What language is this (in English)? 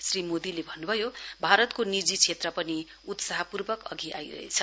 Nepali